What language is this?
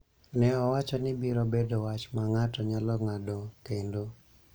Luo (Kenya and Tanzania)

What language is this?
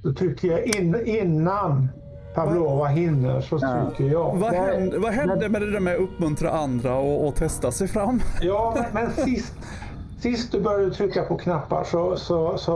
Swedish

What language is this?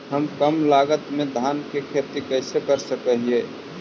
Magahi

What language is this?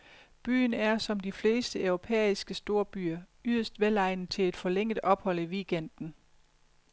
Danish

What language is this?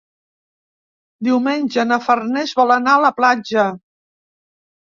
Catalan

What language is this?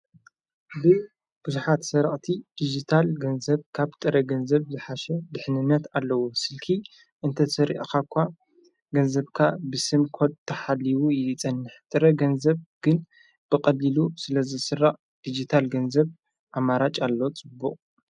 Tigrinya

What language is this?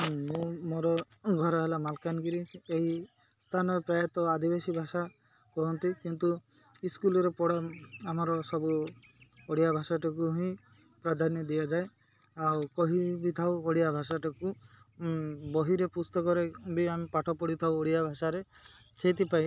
Odia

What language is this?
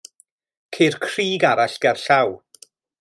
Welsh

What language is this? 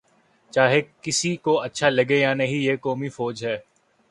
Urdu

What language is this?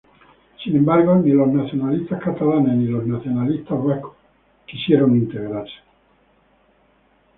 Spanish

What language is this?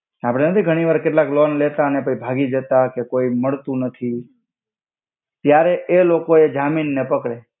Gujarati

